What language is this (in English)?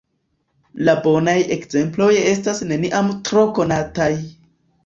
Esperanto